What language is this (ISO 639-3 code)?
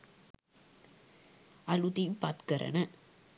sin